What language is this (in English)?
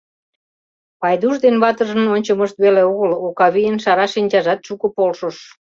Mari